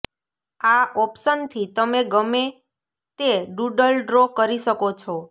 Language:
Gujarati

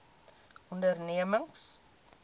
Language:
Afrikaans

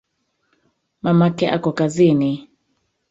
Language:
Swahili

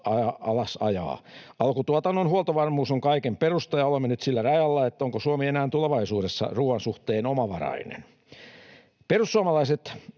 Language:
Finnish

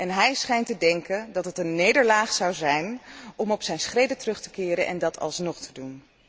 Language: Dutch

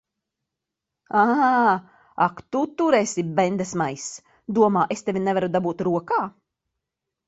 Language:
Latvian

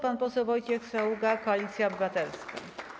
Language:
Polish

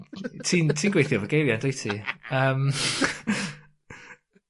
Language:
Welsh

